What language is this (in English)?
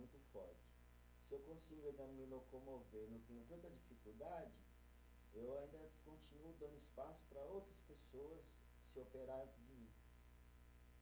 Portuguese